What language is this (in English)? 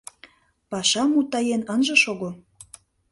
Mari